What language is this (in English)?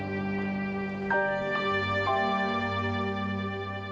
Indonesian